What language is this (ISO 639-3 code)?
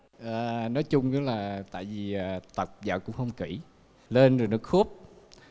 vie